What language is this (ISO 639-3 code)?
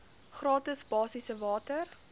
afr